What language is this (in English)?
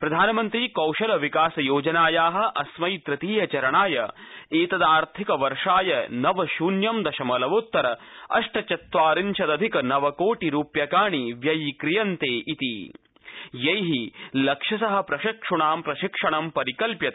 Sanskrit